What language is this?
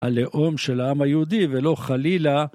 Hebrew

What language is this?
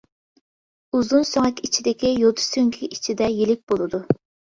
Uyghur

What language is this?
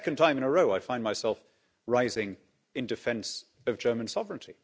English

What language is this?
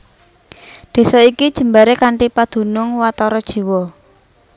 Javanese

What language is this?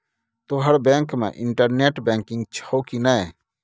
Maithili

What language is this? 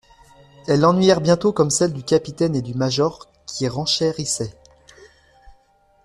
French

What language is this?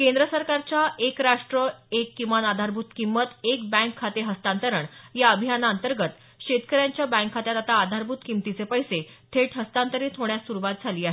Marathi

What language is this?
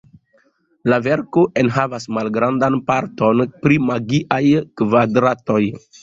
Esperanto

